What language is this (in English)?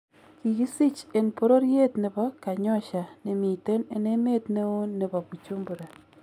Kalenjin